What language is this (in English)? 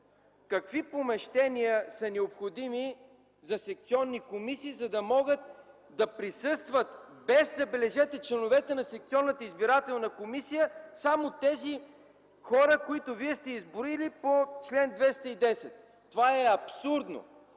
Bulgarian